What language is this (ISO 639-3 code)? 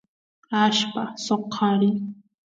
qus